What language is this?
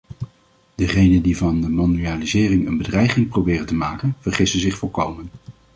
Dutch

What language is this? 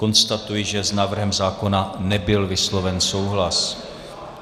Czech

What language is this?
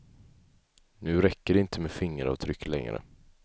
Swedish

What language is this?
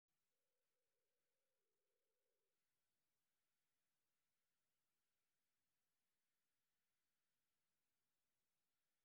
Somali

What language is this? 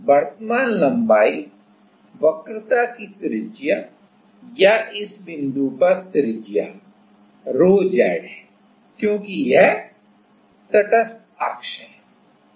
Hindi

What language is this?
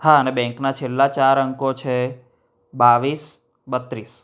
Gujarati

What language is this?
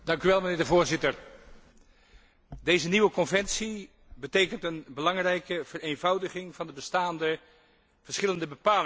Dutch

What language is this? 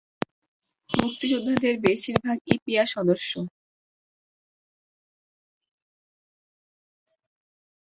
Bangla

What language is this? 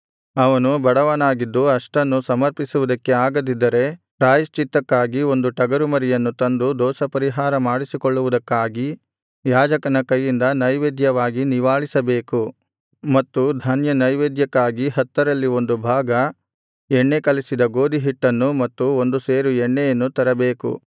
Kannada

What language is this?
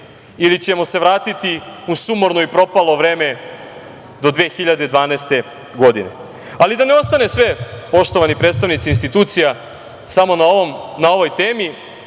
Serbian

